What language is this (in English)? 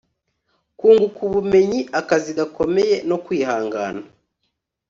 Kinyarwanda